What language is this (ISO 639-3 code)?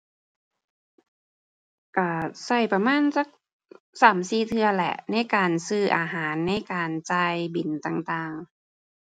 tha